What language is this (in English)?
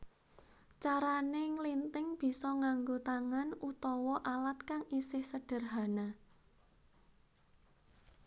Javanese